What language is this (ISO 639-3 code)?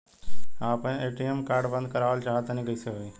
bho